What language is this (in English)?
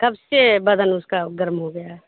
Urdu